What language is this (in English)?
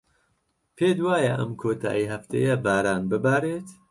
Central Kurdish